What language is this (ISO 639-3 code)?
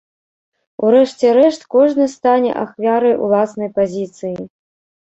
bel